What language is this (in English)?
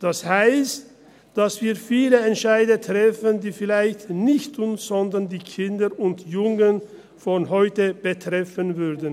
Swiss German